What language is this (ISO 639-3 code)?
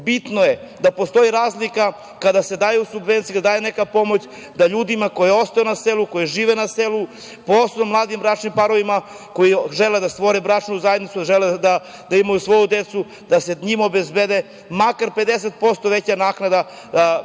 srp